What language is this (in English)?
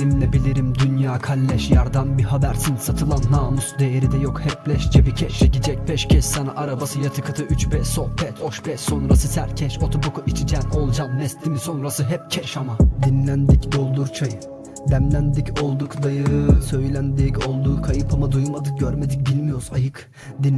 Turkish